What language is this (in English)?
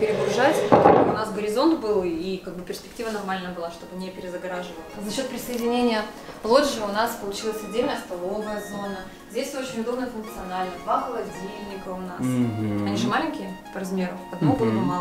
Russian